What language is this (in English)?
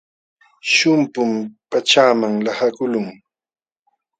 Jauja Wanca Quechua